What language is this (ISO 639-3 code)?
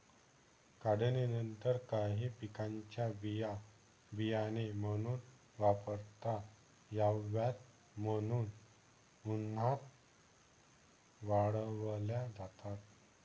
mar